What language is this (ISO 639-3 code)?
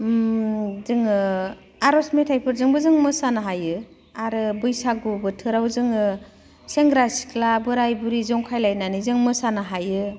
brx